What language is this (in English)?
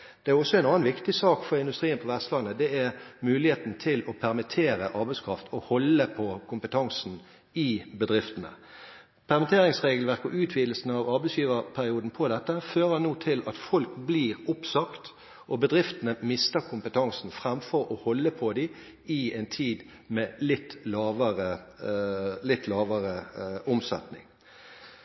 Norwegian Bokmål